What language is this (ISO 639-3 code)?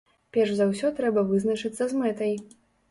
bel